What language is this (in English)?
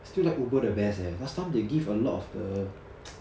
English